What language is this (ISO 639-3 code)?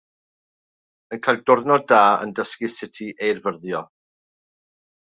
cym